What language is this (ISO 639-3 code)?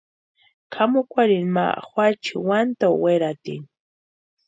pua